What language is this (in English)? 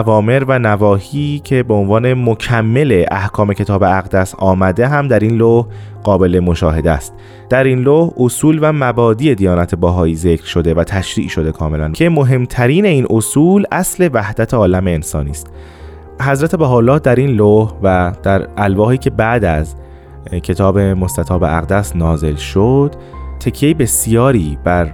Persian